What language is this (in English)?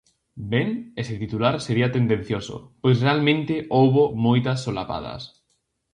Galician